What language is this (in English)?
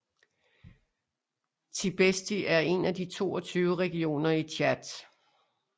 Danish